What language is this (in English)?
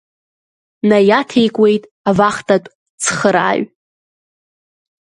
Abkhazian